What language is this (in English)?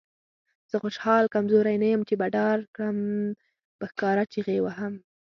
Pashto